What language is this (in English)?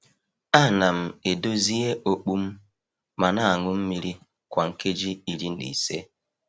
Igbo